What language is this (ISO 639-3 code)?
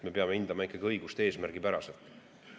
est